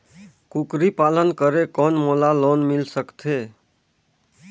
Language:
Chhattisgarhi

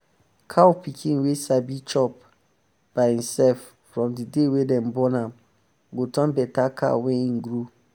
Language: Nigerian Pidgin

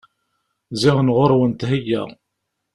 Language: Kabyle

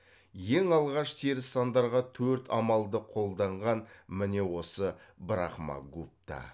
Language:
Kazakh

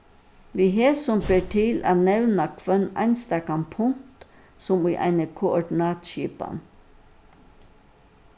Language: Faroese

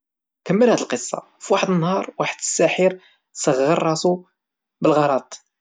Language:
Moroccan Arabic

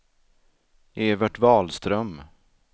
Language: Swedish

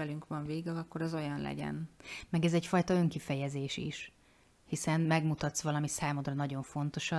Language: Hungarian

